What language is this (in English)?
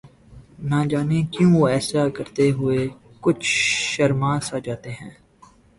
Urdu